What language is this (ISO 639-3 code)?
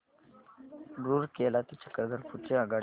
mar